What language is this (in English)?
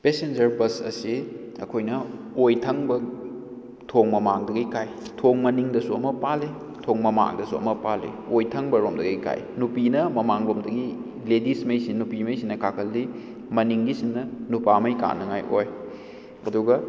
Manipuri